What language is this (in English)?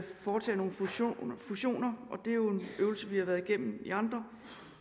Danish